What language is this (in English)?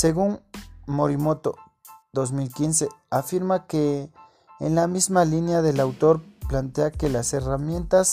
Spanish